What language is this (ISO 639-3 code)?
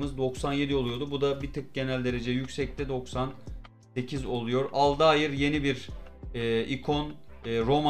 tur